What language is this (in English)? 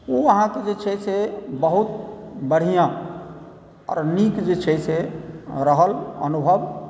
Maithili